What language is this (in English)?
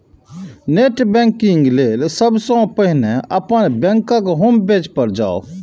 Maithili